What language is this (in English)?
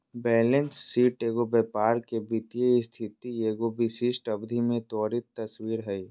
Magahi